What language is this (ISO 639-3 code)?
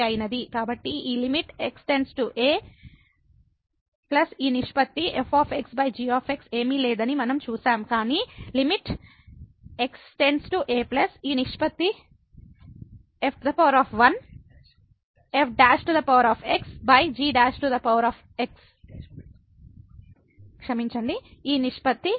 tel